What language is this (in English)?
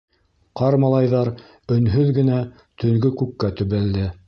Bashkir